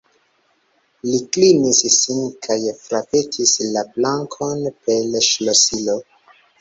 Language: Esperanto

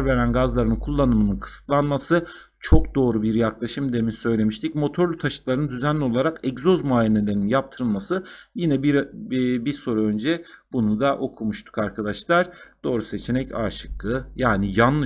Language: Turkish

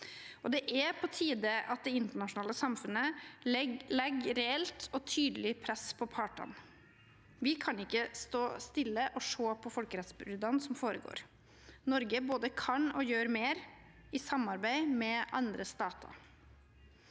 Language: Norwegian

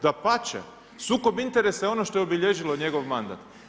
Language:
Croatian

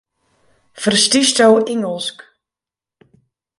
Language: Western Frisian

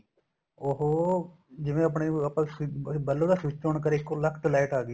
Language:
Punjabi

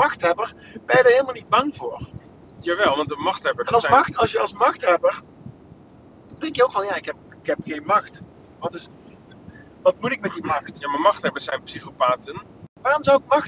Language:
Dutch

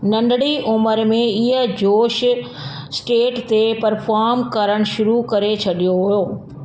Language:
Sindhi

